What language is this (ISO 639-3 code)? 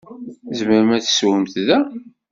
kab